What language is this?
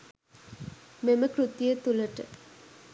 Sinhala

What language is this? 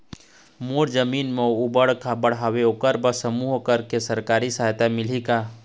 Chhattisgarhi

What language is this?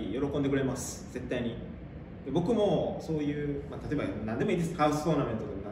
Japanese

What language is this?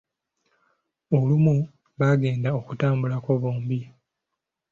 Ganda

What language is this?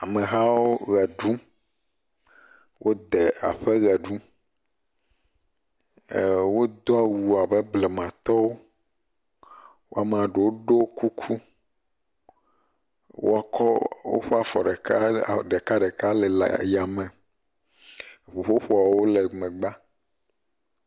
Ewe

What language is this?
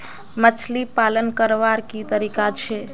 Magahi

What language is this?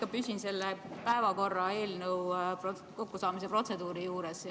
Estonian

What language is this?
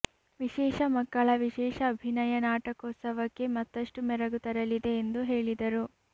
Kannada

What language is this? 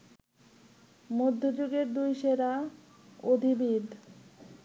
Bangla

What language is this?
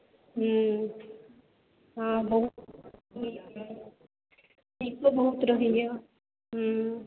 Maithili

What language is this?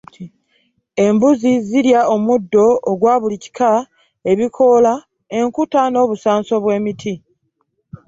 Ganda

